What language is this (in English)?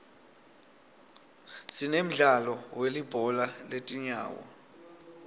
Swati